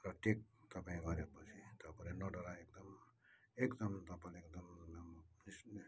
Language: Nepali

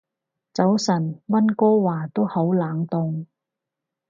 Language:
Cantonese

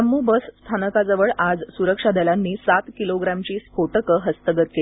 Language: Marathi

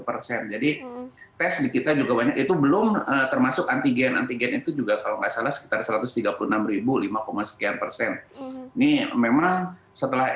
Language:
Indonesian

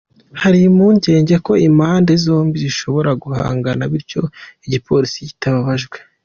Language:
Kinyarwanda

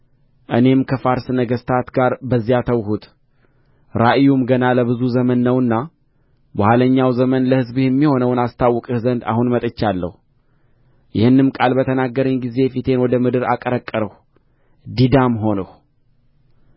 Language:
Amharic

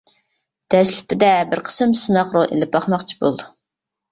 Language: Uyghur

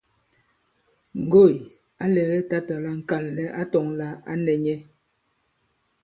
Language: Bankon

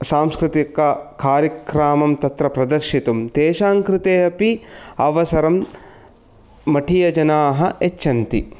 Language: Sanskrit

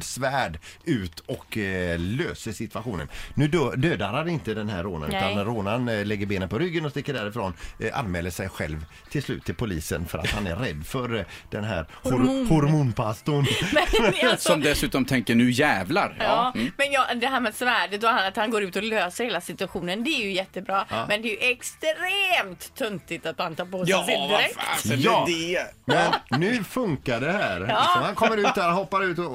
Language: Swedish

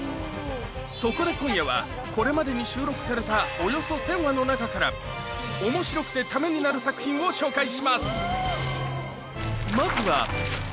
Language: Japanese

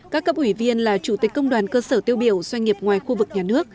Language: Vietnamese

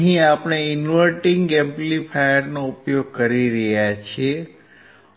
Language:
Gujarati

